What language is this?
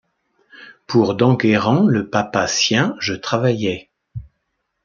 French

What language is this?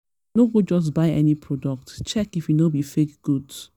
Nigerian Pidgin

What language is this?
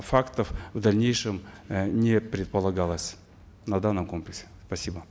Kazakh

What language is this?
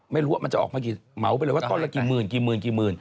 Thai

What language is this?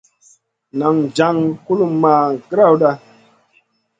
Masana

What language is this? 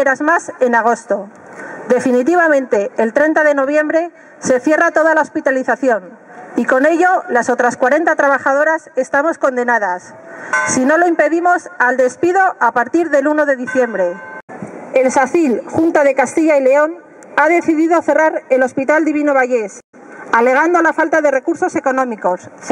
Spanish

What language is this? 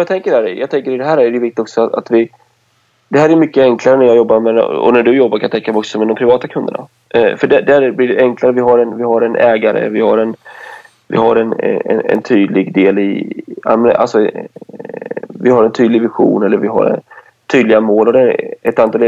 Swedish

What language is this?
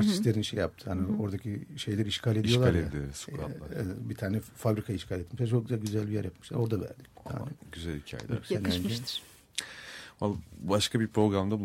Turkish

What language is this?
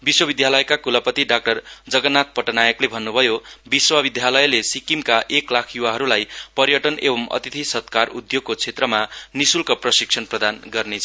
Nepali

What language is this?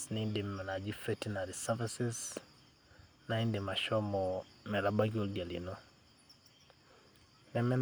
Masai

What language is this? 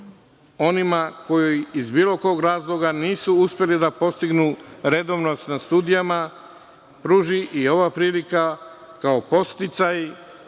Serbian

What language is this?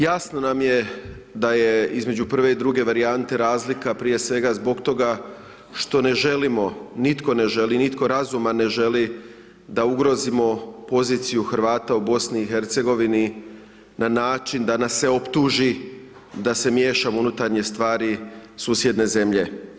Croatian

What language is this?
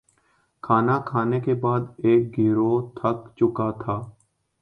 Urdu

